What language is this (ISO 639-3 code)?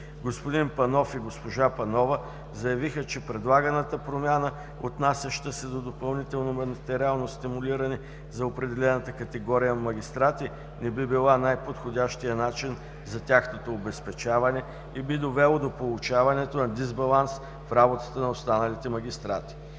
bul